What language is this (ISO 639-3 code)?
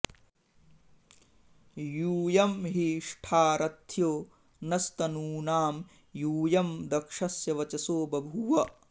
san